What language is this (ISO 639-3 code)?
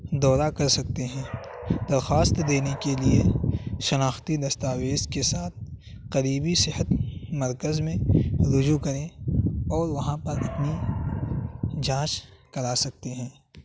urd